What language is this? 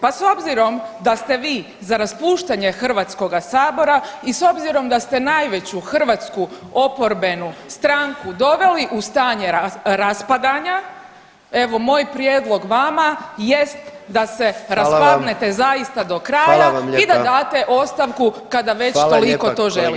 Croatian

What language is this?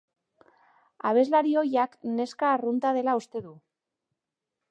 Basque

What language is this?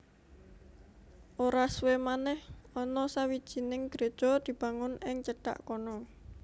Javanese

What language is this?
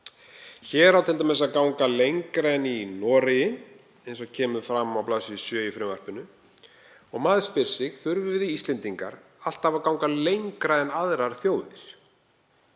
Icelandic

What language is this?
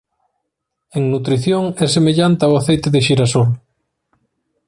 Galician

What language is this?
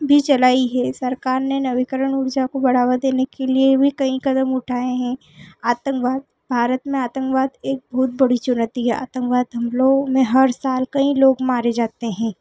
Hindi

